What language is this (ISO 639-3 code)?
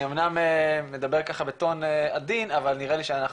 heb